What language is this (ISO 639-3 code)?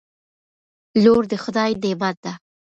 pus